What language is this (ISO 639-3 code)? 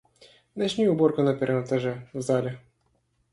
rus